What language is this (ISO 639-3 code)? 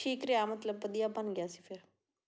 pan